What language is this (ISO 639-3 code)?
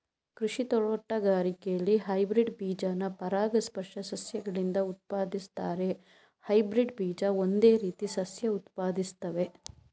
kan